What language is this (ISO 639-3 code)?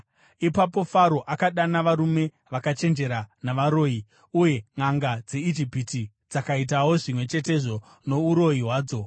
sna